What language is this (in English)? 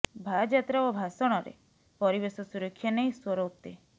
Odia